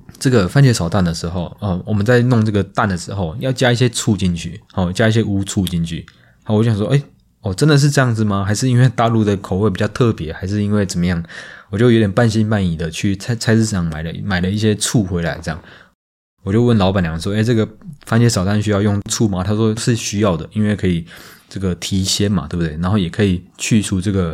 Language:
Chinese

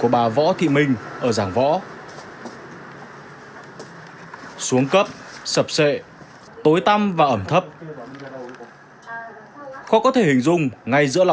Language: Vietnamese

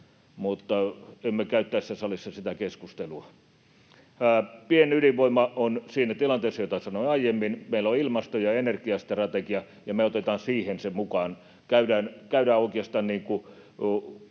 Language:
Finnish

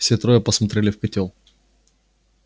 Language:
Russian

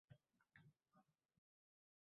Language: Uzbek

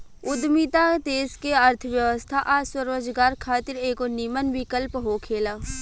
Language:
Bhojpuri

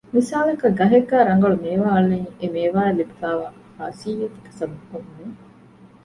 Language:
Divehi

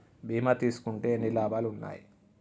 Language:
Telugu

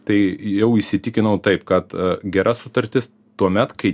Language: Lithuanian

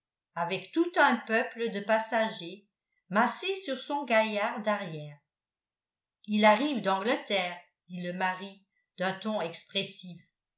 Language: French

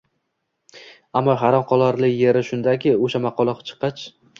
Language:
Uzbek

